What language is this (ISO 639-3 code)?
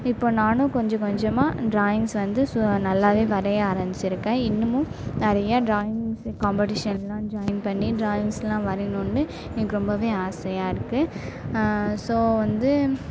tam